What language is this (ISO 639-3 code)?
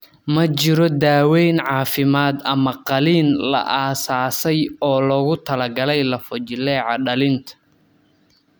som